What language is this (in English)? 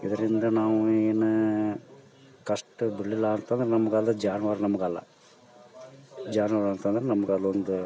Kannada